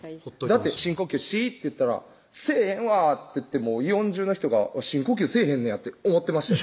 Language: Japanese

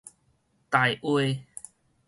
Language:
Min Nan Chinese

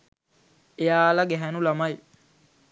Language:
Sinhala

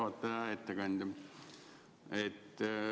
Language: Estonian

